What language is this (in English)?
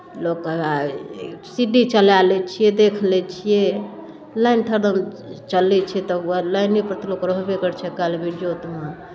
Maithili